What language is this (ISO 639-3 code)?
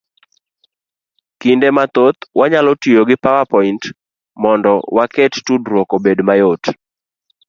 luo